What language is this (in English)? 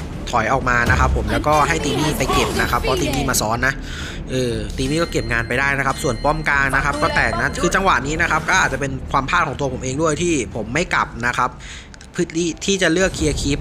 Thai